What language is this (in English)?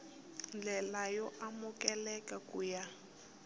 Tsonga